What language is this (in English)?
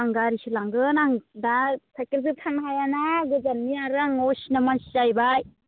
Bodo